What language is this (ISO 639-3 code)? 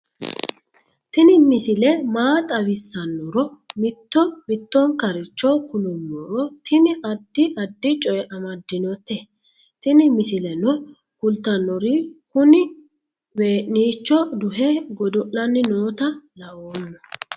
sid